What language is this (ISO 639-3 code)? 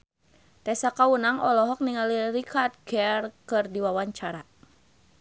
sun